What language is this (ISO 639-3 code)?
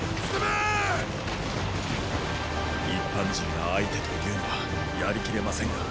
jpn